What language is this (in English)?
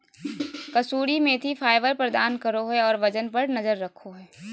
Magahi